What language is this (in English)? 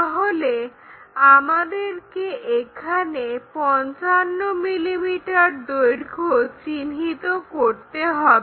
Bangla